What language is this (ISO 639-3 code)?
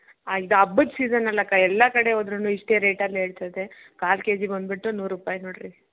kan